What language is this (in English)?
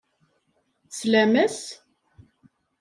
Kabyle